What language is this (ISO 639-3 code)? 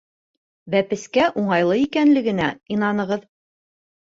bak